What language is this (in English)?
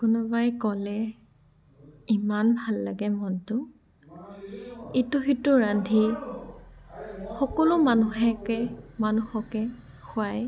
Assamese